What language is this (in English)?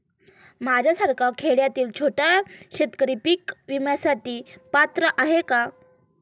Marathi